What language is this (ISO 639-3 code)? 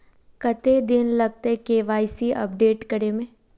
mag